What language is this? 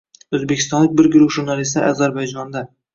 Uzbek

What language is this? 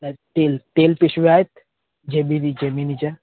Marathi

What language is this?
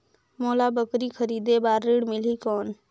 Chhattisgarhi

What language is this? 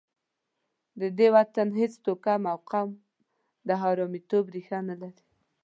Pashto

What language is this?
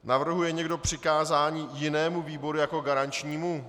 Czech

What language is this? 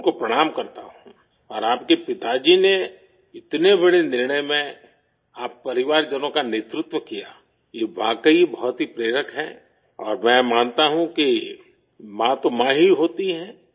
Urdu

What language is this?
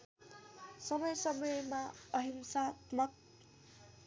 Nepali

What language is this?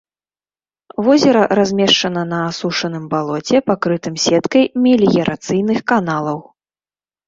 Belarusian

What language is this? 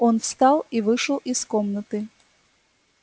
Russian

